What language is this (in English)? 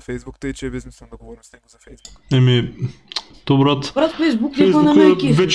Bulgarian